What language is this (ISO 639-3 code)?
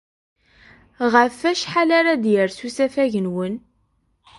kab